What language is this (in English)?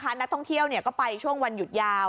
Thai